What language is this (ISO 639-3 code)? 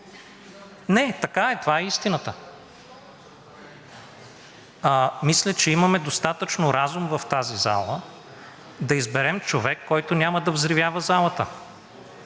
bul